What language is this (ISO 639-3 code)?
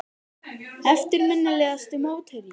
isl